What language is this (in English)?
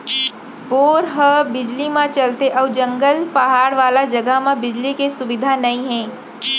Chhattisgarhi